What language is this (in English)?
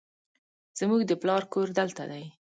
Pashto